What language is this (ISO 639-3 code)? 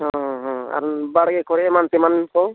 sat